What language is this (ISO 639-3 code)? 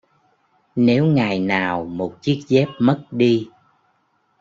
vie